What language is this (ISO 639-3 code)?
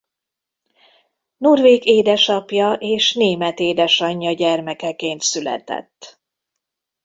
hun